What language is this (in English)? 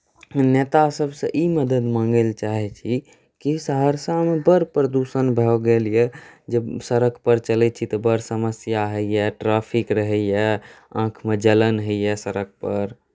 Maithili